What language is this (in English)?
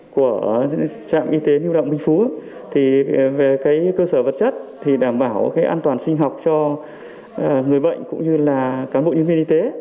Vietnamese